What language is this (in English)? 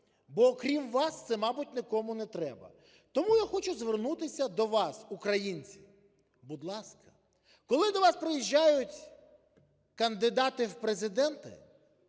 Ukrainian